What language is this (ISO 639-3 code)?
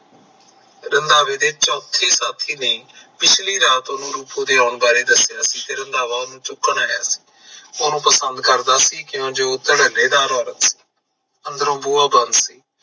pan